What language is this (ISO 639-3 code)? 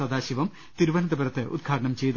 mal